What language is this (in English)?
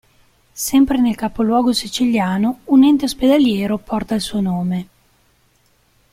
Italian